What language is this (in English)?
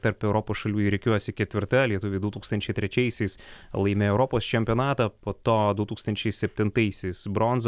Lithuanian